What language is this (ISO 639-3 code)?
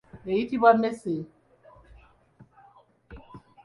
lug